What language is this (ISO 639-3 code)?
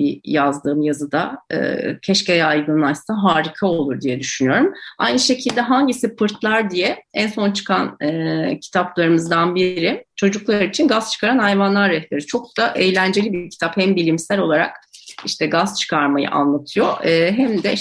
tur